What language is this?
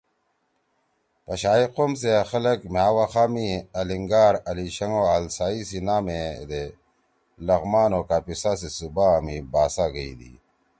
Torwali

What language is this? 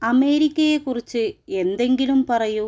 Malayalam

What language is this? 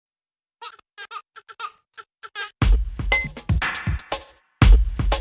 Vietnamese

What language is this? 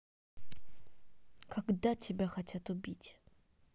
Russian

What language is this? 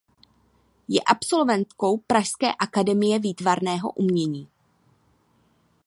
Czech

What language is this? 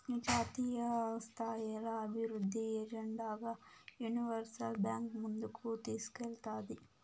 Telugu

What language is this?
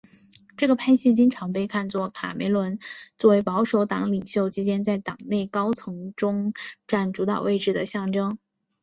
Chinese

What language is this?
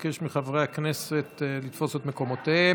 Hebrew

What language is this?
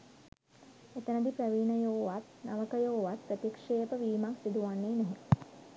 Sinhala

